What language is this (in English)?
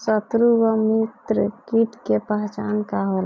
Bhojpuri